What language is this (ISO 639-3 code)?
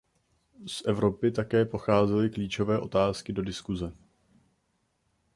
ces